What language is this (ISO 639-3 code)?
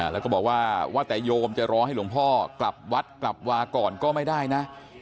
tha